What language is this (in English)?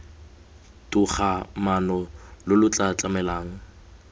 Tswana